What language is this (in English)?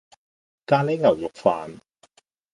Cantonese